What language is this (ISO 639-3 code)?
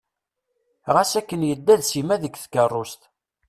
kab